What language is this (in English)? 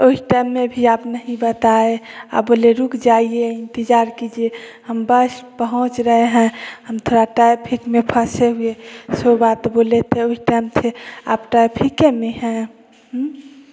Hindi